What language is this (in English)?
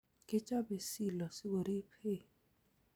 Kalenjin